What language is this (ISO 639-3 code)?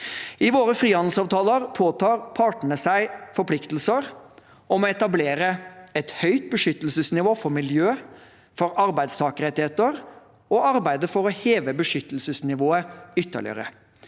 nor